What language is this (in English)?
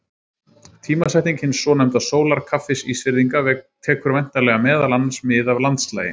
Icelandic